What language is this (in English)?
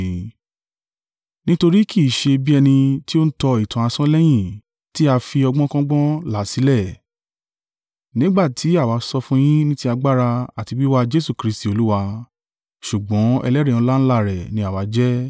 Yoruba